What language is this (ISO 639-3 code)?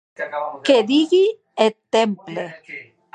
oci